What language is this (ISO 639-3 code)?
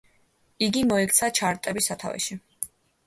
kat